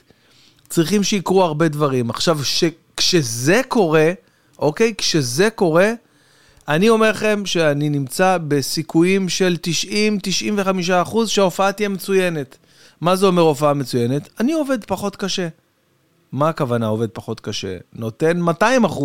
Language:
Hebrew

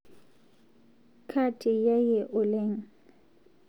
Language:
Masai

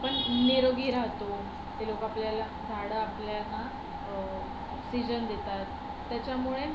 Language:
Marathi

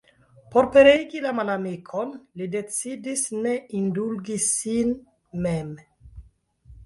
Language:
Esperanto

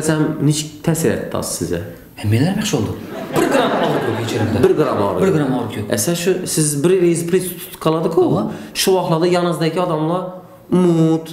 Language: Turkish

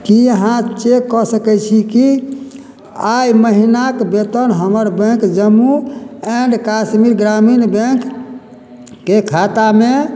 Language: Maithili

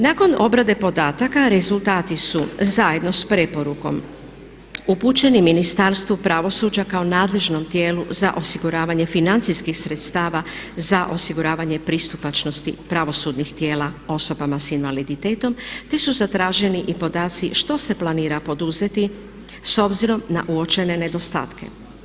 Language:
Croatian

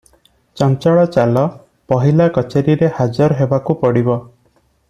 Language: Odia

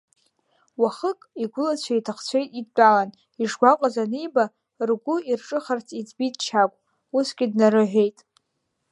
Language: Abkhazian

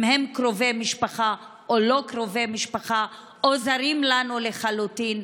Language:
Hebrew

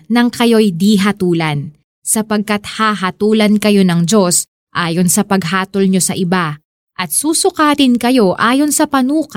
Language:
Filipino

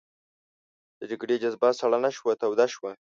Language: Pashto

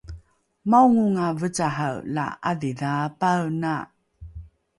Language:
Rukai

